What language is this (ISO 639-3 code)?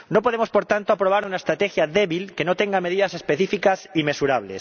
spa